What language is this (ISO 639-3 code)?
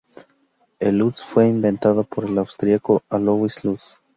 spa